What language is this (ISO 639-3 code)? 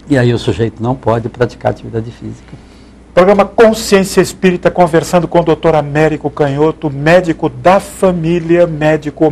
por